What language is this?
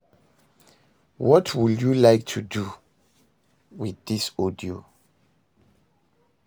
Nigerian Pidgin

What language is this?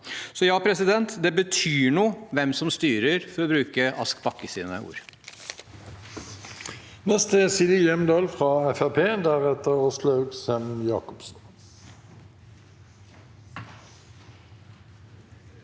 Norwegian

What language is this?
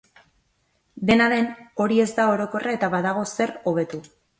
Basque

